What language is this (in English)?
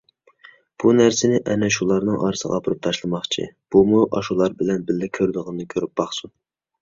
Uyghur